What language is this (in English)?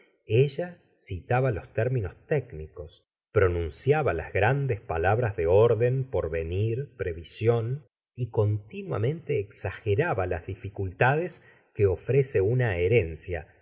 Spanish